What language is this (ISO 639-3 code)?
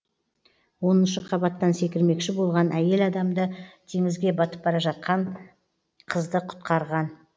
kaz